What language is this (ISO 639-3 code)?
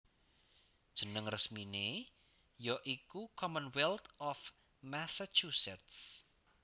jav